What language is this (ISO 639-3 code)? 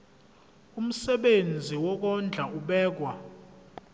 zul